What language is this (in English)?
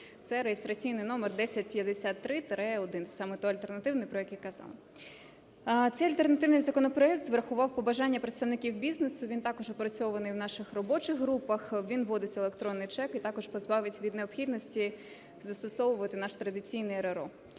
Ukrainian